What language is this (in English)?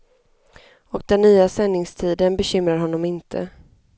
Swedish